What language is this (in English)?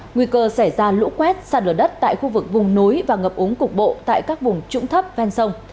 Vietnamese